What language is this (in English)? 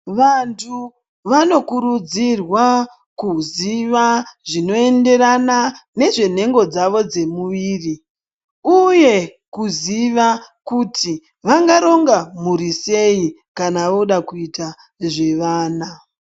Ndau